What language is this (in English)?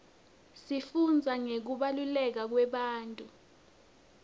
Swati